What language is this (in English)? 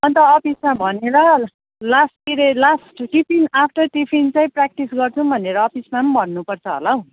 Nepali